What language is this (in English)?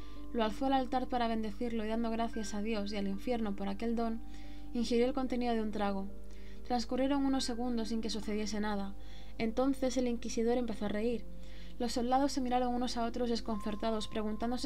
Spanish